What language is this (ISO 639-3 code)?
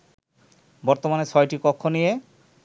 ben